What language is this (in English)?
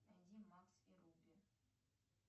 Russian